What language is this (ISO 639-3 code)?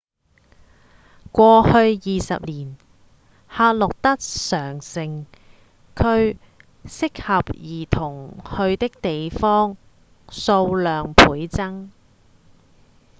yue